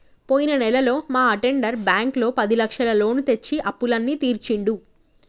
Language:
Telugu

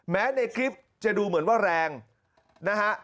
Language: Thai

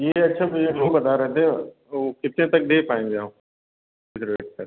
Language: Hindi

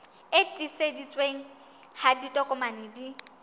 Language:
Southern Sotho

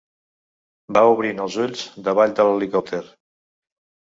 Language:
Catalan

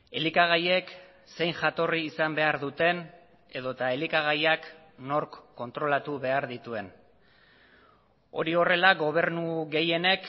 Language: Basque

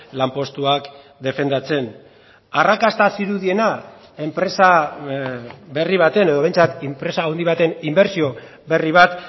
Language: Basque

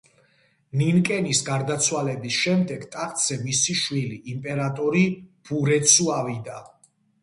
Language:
Georgian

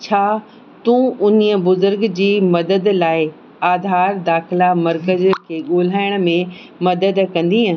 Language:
Sindhi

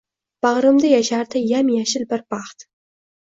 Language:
Uzbek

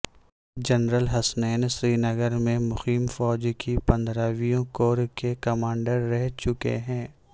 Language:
Urdu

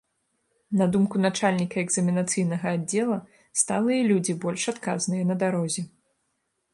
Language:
Belarusian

